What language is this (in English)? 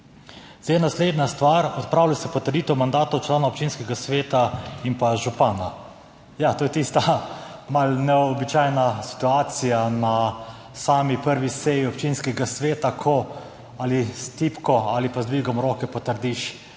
Slovenian